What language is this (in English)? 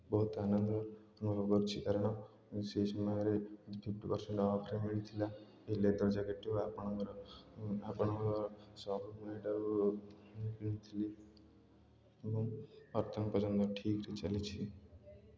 Odia